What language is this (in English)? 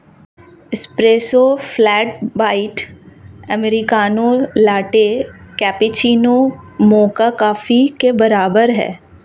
Hindi